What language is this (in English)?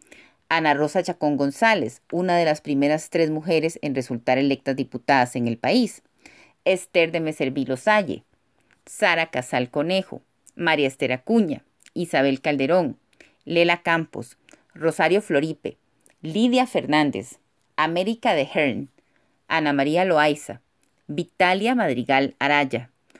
Spanish